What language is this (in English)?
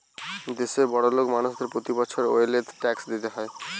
Bangla